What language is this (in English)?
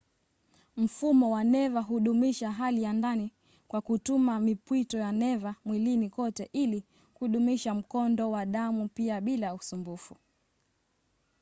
Swahili